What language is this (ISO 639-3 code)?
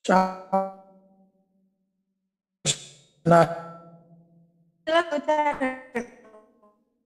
ara